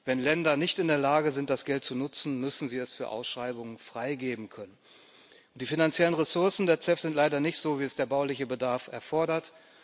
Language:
German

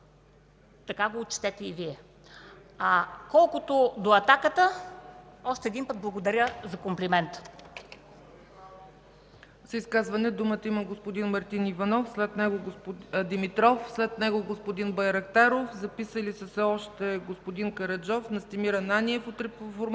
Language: Bulgarian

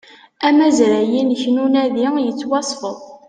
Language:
Kabyle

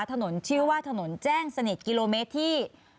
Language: Thai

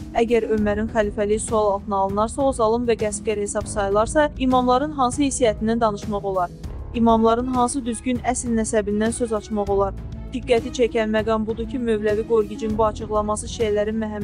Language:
Turkish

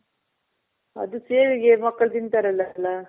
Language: Kannada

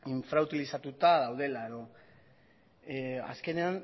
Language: Basque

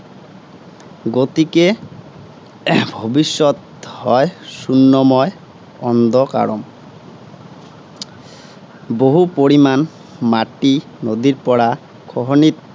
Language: Assamese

